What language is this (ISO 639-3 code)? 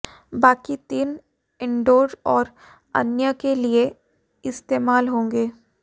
hin